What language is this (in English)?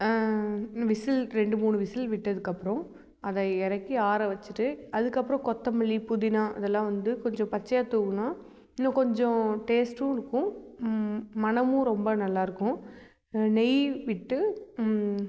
Tamil